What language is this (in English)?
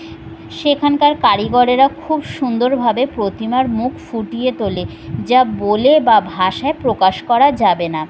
Bangla